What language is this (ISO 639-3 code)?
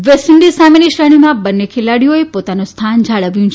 guj